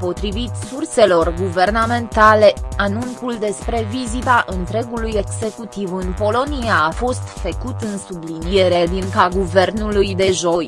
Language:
Romanian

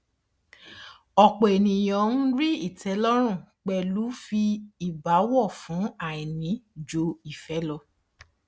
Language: Yoruba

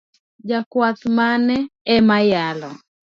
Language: Luo (Kenya and Tanzania)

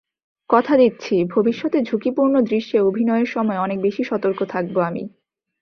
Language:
Bangla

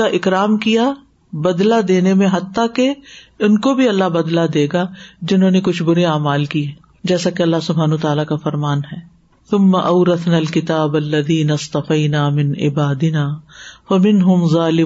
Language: Urdu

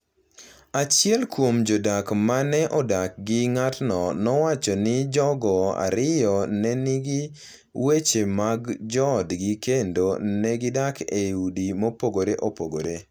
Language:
Luo (Kenya and Tanzania)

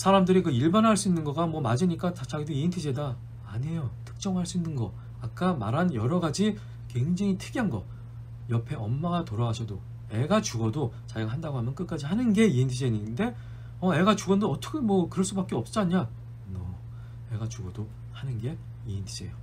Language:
Korean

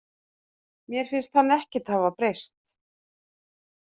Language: Icelandic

